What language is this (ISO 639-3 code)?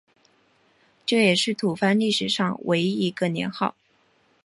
zho